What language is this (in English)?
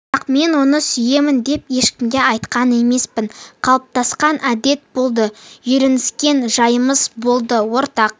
Kazakh